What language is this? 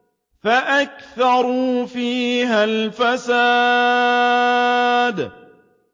Arabic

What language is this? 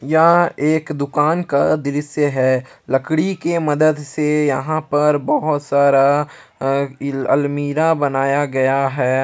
Hindi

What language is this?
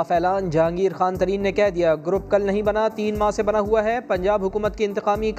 Urdu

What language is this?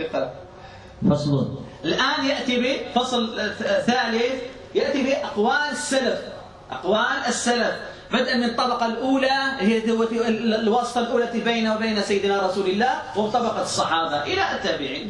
Arabic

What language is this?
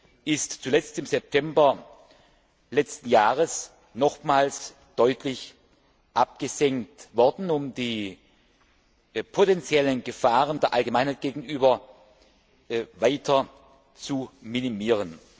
German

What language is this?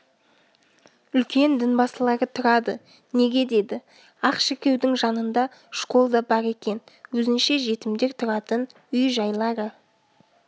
Kazakh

